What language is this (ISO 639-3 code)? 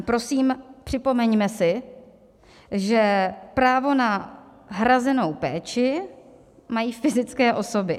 ces